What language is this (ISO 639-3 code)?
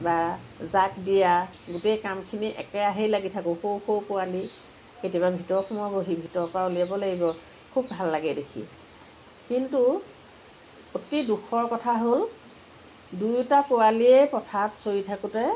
asm